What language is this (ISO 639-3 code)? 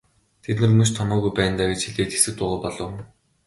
mon